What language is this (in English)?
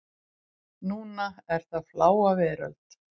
Icelandic